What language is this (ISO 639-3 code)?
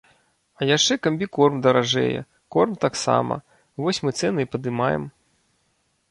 bel